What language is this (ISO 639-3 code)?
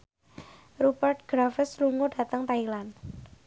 jav